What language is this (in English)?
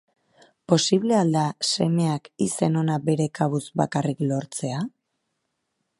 Basque